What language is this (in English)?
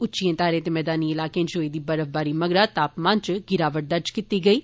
Dogri